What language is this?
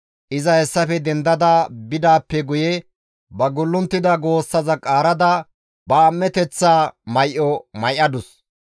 Gamo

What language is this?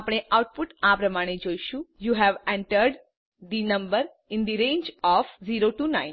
Gujarati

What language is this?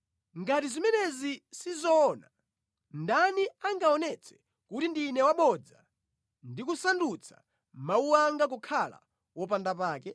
Nyanja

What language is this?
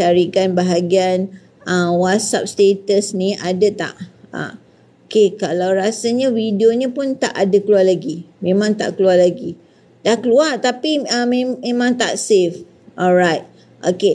Malay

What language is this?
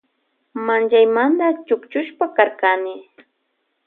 Loja Highland Quichua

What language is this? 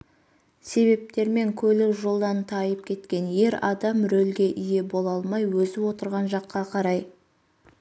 Kazakh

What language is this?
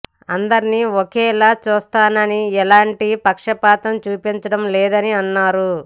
Telugu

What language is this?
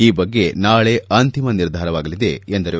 Kannada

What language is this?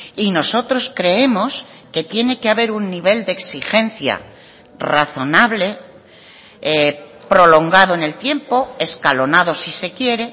Spanish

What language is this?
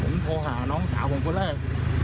Thai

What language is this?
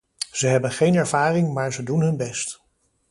Dutch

